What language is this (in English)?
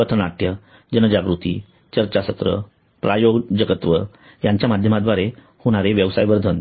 Marathi